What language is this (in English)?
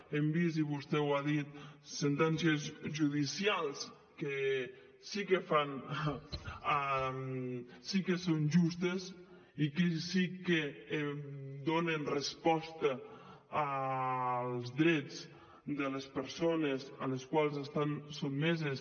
Catalan